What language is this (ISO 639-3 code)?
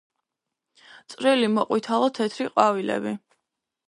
kat